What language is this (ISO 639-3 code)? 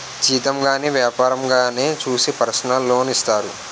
tel